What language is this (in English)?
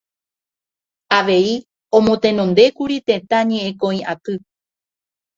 Guarani